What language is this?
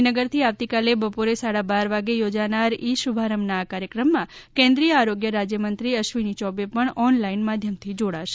Gujarati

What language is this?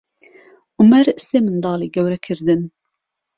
Central Kurdish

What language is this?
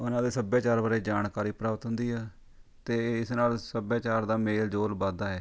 Punjabi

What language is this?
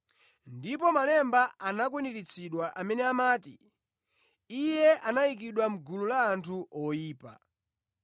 Nyanja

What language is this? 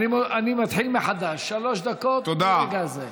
Hebrew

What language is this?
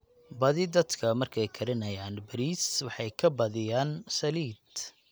Somali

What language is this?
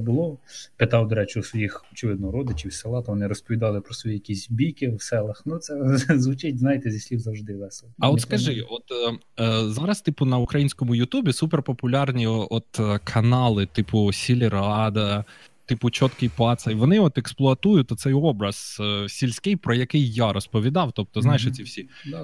Ukrainian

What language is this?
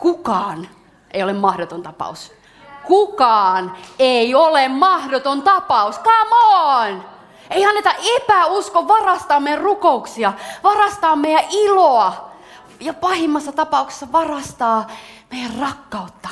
Finnish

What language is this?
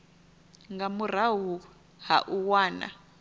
Venda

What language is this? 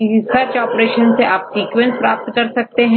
Hindi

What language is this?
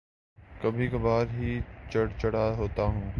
Urdu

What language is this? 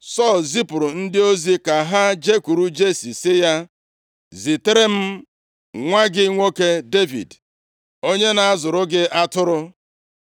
Igbo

